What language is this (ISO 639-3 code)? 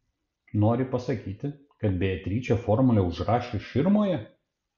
lit